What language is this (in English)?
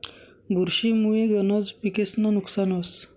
Marathi